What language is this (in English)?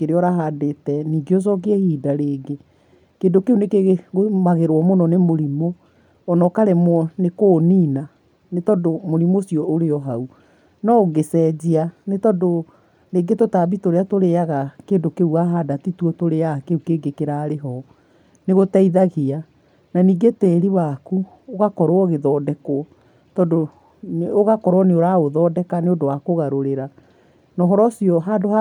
Kikuyu